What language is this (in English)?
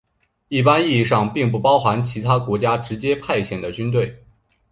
Chinese